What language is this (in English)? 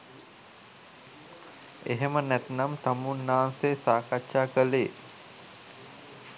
Sinhala